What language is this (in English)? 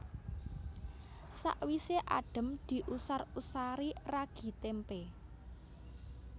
Javanese